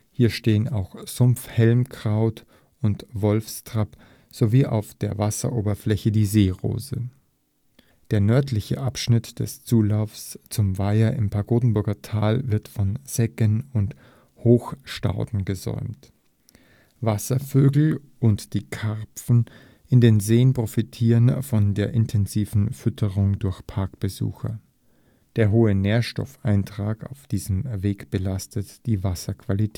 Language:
German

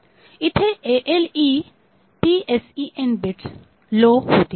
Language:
Marathi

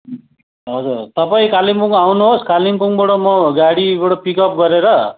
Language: Nepali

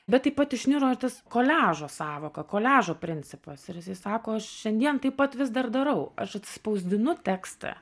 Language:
Lithuanian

